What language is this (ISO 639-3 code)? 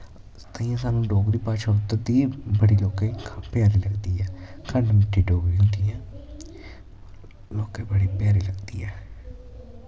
doi